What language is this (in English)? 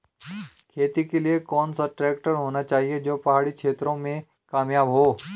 Hindi